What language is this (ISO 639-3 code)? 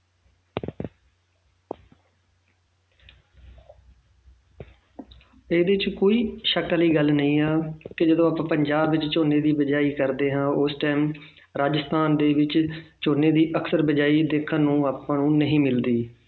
pan